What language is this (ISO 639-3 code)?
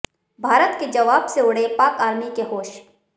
hin